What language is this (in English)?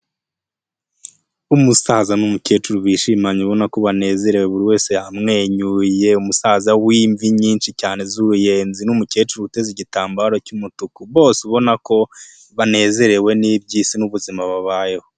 Kinyarwanda